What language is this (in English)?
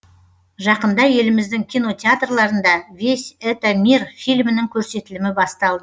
Kazakh